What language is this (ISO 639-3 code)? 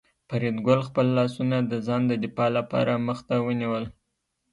pus